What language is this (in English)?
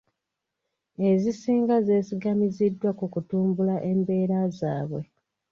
Ganda